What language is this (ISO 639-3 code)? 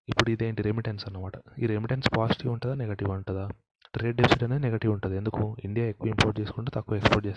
tel